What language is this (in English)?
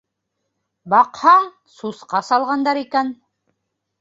Bashkir